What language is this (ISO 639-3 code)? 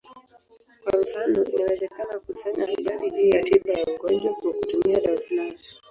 swa